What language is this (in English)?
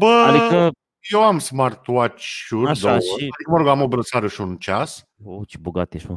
Romanian